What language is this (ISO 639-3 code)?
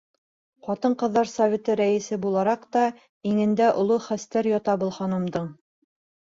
bak